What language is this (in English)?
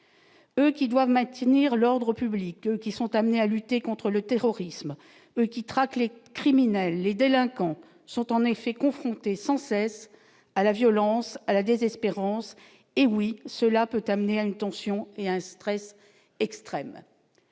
French